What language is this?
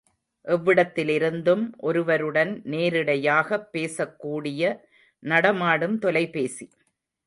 Tamil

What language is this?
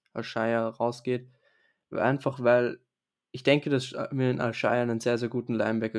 German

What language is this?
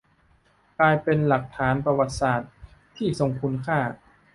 Thai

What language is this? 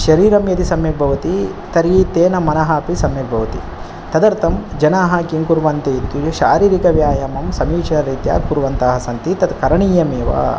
Sanskrit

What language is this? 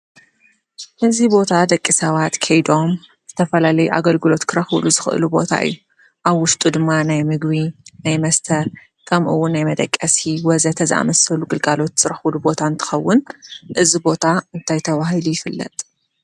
Tigrinya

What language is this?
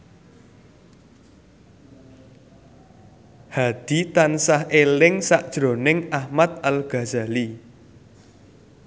Javanese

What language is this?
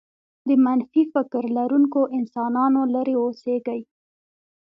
Pashto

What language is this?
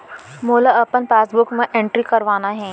Chhattisgarhi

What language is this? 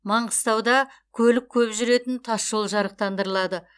Kazakh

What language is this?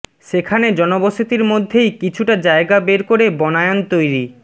Bangla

